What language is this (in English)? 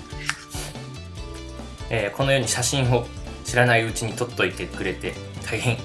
Japanese